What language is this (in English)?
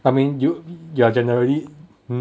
English